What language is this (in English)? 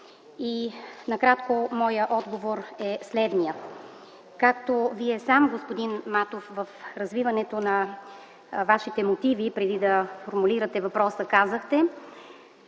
Bulgarian